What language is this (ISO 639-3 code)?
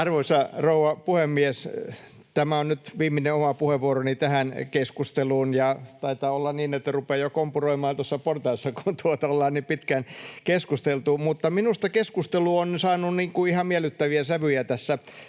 fin